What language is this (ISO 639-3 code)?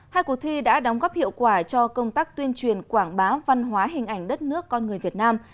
vie